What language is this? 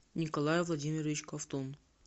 Russian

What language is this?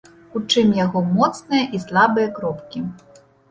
Belarusian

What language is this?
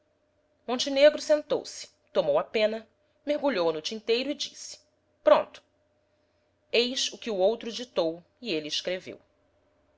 Portuguese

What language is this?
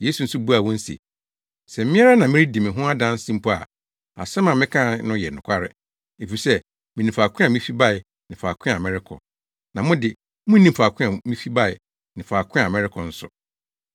Akan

